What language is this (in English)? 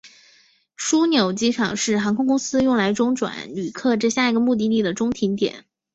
Chinese